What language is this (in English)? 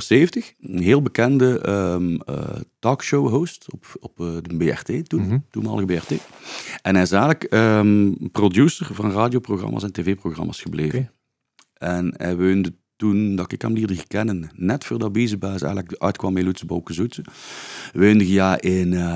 Dutch